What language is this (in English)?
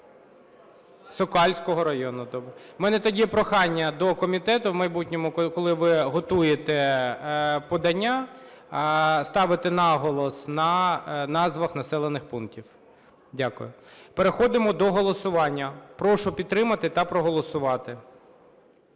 Ukrainian